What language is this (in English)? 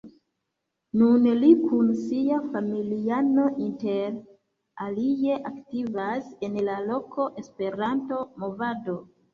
Esperanto